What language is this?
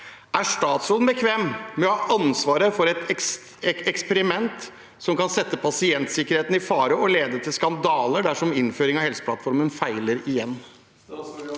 Norwegian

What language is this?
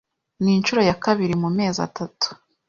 Kinyarwanda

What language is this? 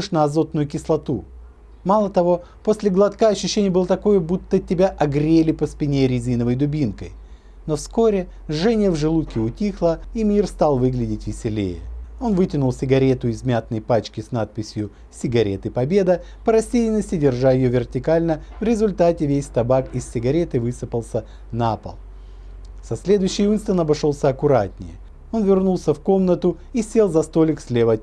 Russian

